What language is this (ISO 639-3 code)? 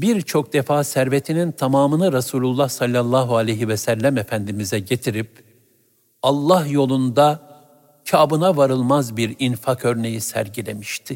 tur